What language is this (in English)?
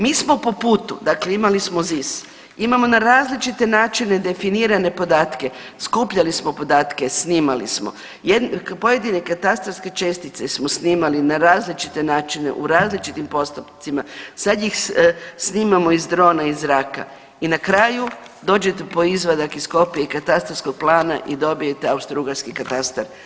Croatian